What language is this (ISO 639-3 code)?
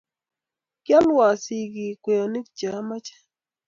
kln